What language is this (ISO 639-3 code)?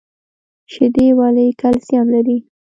pus